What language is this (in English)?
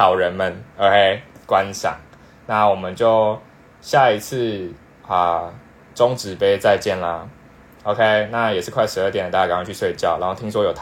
Chinese